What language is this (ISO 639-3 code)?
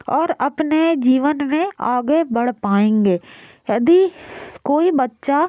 hin